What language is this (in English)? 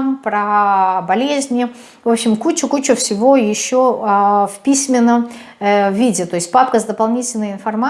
Russian